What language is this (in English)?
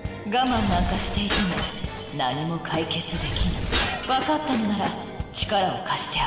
Japanese